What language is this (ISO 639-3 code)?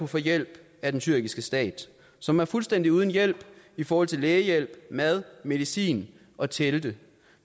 dan